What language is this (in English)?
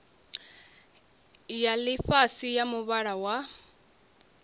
Venda